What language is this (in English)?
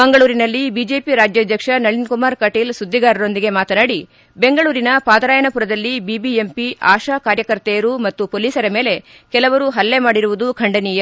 Kannada